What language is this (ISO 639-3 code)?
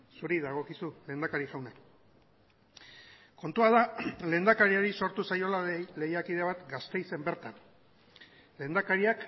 eus